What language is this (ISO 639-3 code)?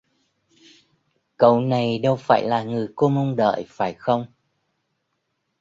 vie